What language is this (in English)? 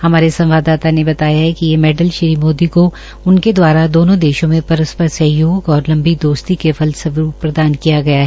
Hindi